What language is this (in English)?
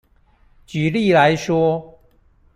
Chinese